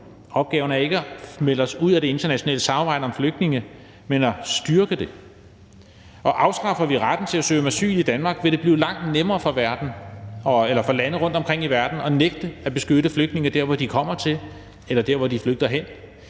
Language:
Danish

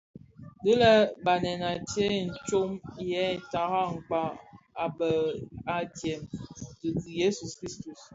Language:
Bafia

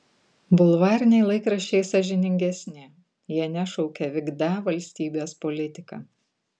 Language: Lithuanian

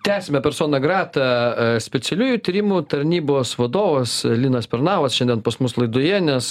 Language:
Lithuanian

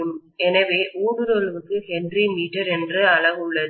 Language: Tamil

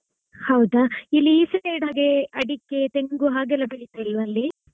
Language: Kannada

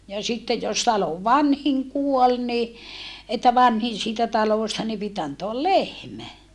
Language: Finnish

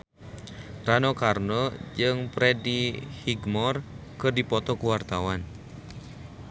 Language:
Sundanese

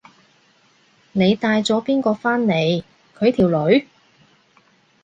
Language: Cantonese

